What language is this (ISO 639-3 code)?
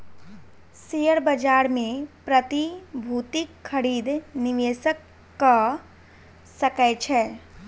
mai